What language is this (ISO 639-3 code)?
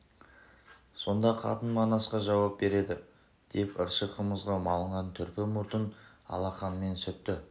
kaz